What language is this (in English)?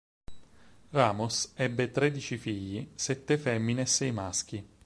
Italian